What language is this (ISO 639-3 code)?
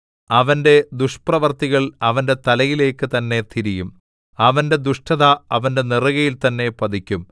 mal